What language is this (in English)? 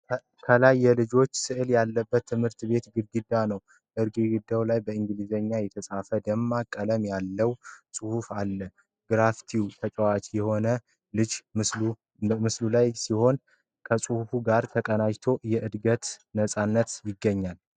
Amharic